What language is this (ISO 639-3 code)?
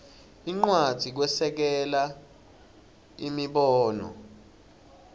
ssw